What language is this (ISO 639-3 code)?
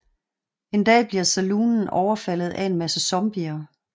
dan